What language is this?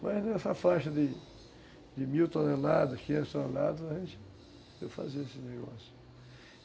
Portuguese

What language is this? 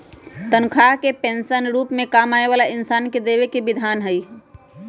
Magahi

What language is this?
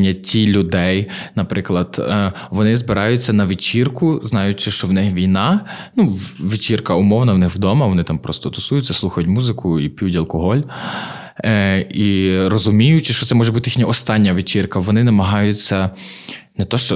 Ukrainian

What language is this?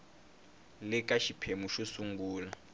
Tsonga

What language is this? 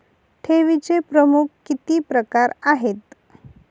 Marathi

